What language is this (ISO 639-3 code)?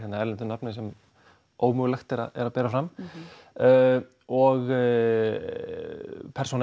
isl